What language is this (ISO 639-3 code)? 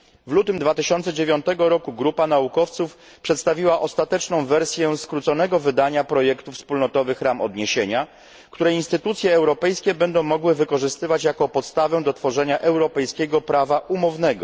pol